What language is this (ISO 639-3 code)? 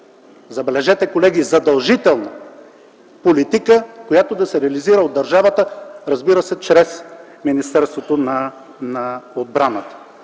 bul